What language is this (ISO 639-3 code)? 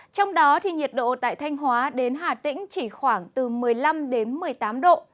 vie